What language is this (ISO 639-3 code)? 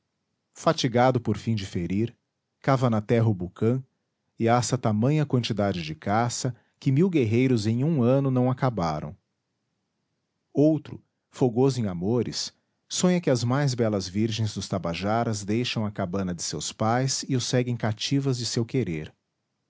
por